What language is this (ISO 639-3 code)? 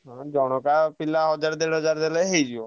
ori